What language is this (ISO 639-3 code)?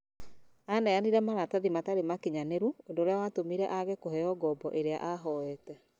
kik